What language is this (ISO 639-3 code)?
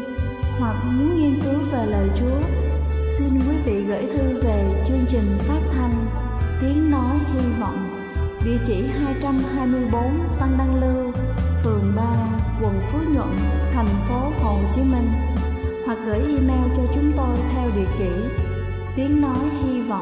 vie